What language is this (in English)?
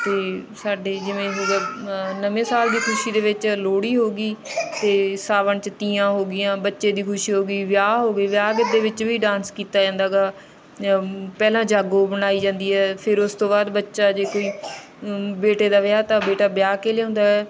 Punjabi